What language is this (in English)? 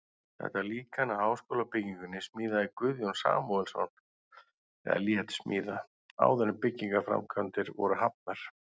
Icelandic